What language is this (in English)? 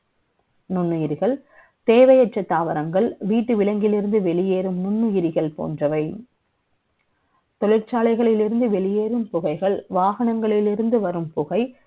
Tamil